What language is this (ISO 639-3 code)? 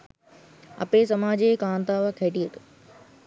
sin